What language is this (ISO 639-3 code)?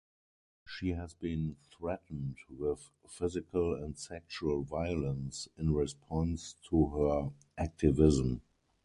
eng